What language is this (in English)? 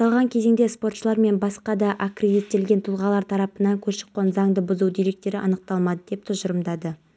Kazakh